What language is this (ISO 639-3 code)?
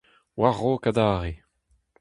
bre